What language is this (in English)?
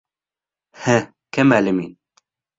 Bashkir